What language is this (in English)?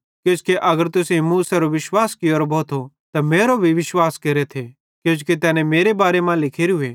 Bhadrawahi